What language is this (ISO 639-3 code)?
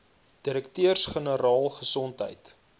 afr